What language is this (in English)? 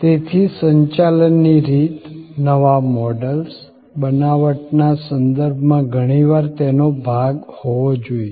Gujarati